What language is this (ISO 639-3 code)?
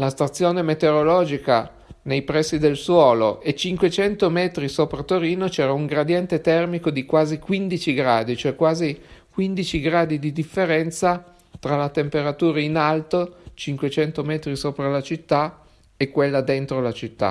ita